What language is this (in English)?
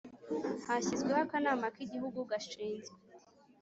Kinyarwanda